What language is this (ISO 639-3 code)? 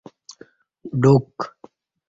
bsh